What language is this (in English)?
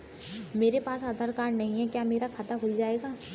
Hindi